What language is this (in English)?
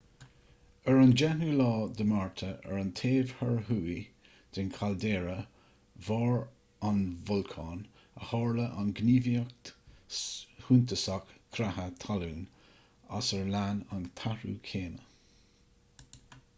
Irish